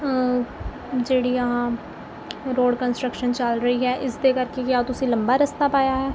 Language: Punjabi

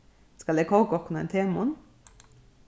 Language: Faroese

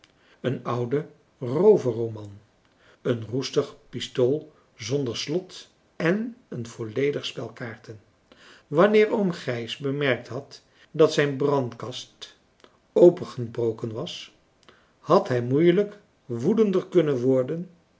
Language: Dutch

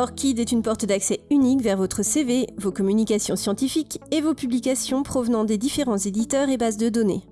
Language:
French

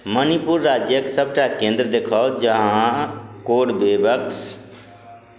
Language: Maithili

